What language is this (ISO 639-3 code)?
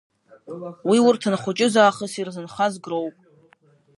abk